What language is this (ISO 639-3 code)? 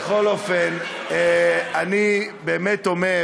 heb